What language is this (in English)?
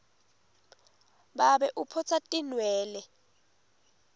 Swati